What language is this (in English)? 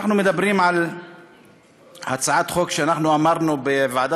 Hebrew